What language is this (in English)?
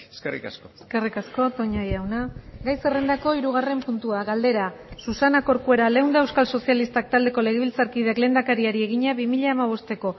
Basque